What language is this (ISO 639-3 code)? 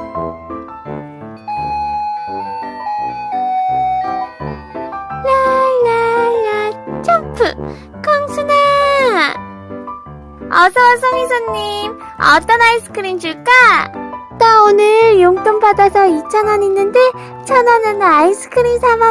kor